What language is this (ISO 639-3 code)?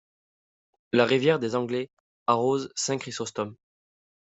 fra